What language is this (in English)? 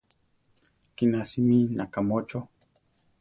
Central Tarahumara